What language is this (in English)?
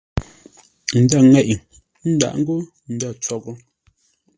Ngombale